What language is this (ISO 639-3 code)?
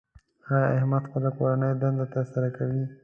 pus